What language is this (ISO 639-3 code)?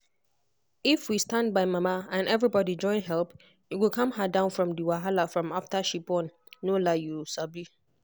pcm